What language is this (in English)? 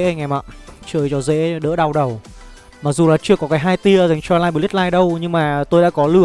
Vietnamese